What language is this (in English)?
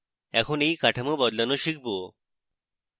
Bangla